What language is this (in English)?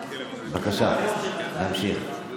Hebrew